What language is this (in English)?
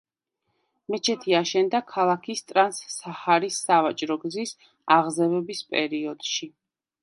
Georgian